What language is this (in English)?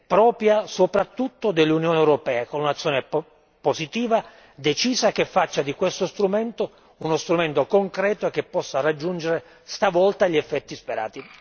Italian